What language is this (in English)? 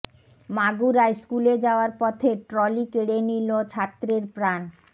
Bangla